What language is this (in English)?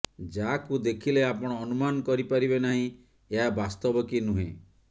Odia